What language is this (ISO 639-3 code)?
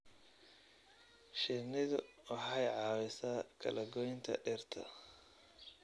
som